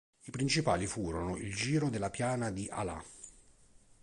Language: Italian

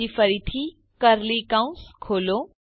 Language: Gujarati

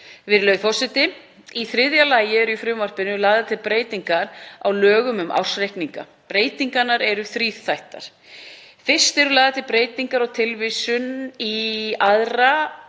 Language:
Icelandic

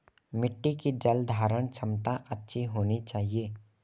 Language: Hindi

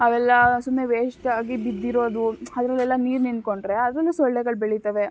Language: Kannada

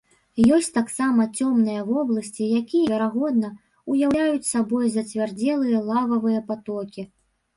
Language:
Belarusian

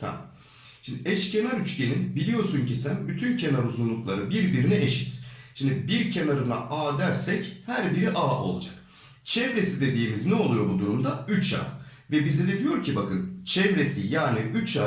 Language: Turkish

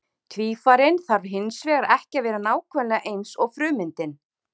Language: Icelandic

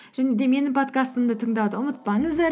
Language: Kazakh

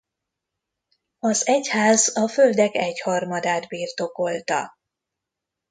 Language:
Hungarian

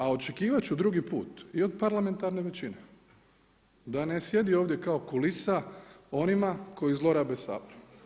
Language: Croatian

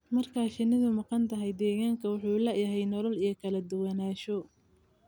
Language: Somali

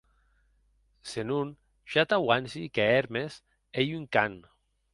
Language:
Occitan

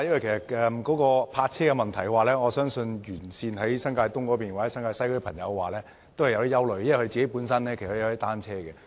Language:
Cantonese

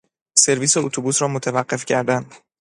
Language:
Persian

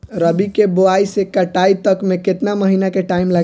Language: Bhojpuri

